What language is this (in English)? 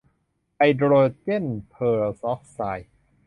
Thai